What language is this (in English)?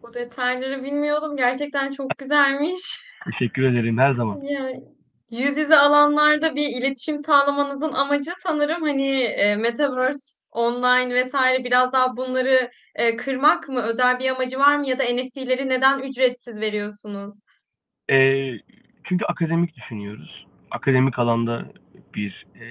Turkish